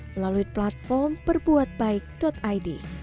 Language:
Indonesian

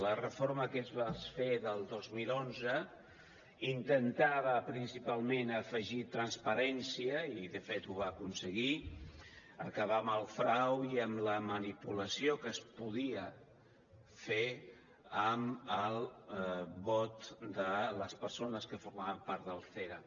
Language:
Catalan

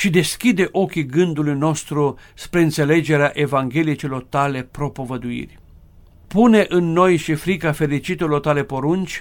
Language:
Romanian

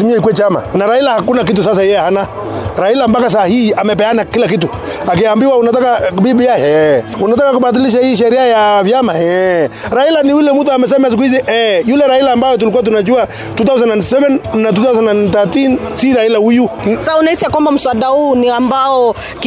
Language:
Swahili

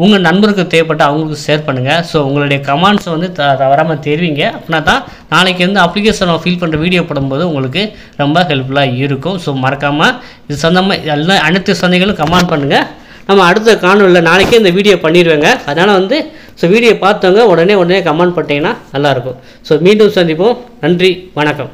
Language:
Tamil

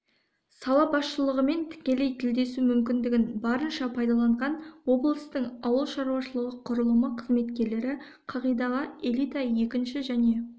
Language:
Kazakh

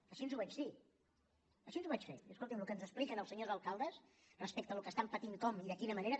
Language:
Catalan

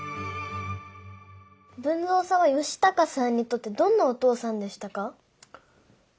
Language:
Japanese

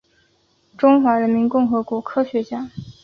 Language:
Chinese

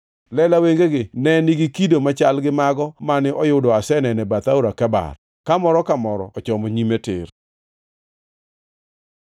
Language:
Luo (Kenya and Tanzania)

